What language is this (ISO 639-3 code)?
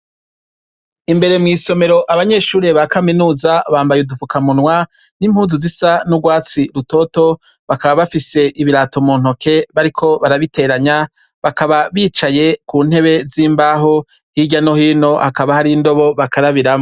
run